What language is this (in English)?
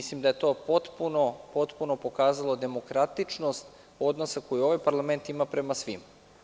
Serbian